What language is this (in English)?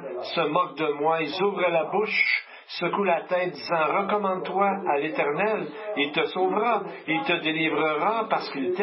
French